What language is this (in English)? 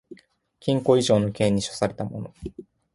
Japanese